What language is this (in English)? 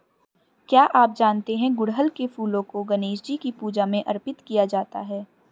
Hindi